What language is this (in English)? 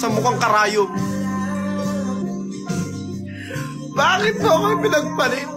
Filipino